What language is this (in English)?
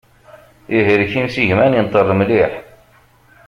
Kabyle